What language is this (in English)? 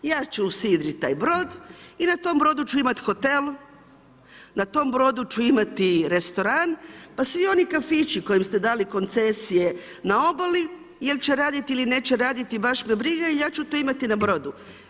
Croatian